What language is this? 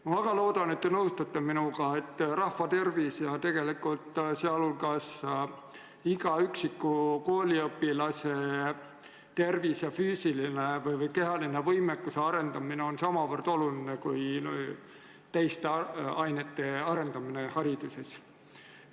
Estonian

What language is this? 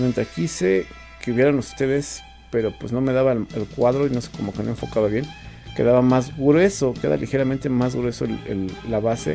Spanish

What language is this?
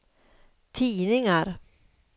Swedish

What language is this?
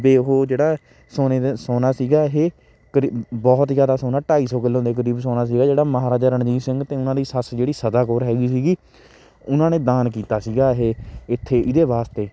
Punjabi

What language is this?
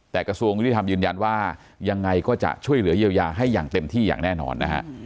Thai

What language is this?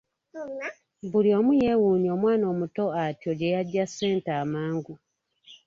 Ganda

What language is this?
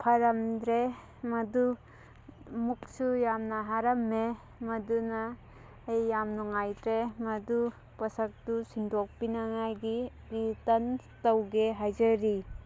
Manipuri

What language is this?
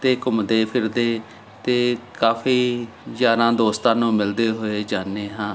Punjabi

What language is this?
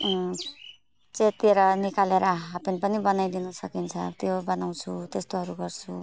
Nepali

